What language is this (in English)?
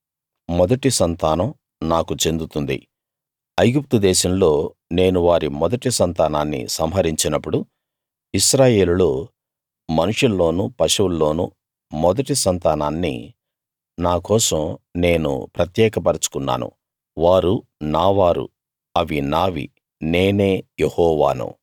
Telugu